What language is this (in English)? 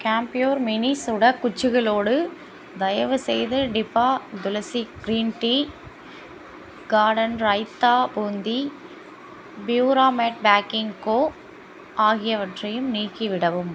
Tamil